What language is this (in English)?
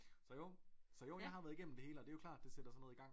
Danish